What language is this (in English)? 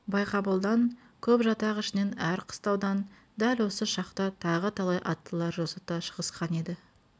Kazakh